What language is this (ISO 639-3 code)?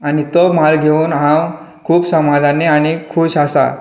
kok